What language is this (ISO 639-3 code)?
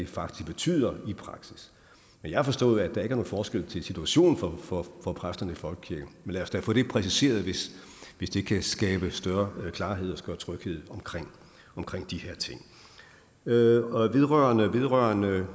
dan